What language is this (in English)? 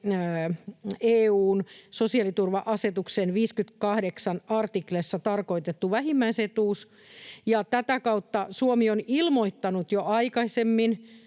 Finnish